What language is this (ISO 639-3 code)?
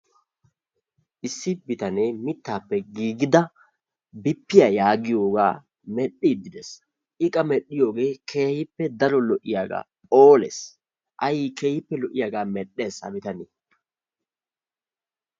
wal